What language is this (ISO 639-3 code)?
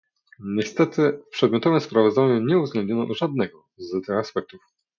pol